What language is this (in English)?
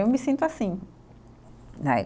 Portuguese